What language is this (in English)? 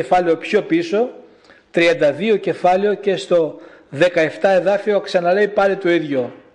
Greek